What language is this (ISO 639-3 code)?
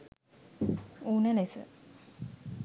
sin